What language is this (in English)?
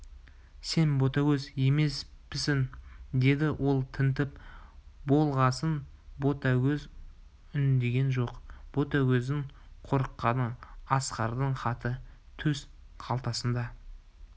Kazakh